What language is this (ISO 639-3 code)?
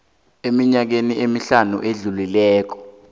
nbl